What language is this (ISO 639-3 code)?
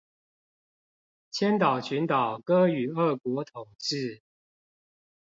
zho